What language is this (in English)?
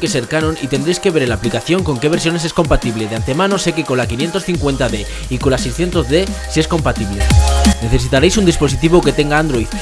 Spanish